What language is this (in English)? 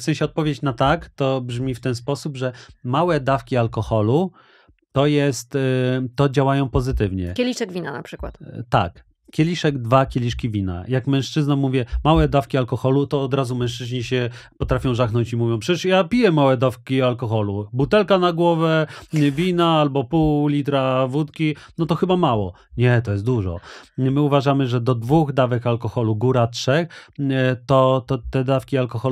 Polish